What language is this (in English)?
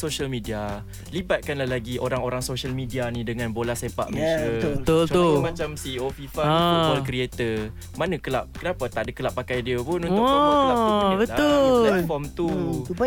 Malay